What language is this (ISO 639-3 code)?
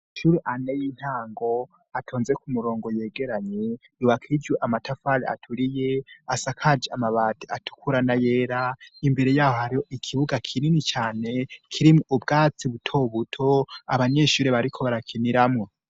run